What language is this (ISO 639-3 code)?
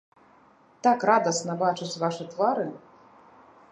bel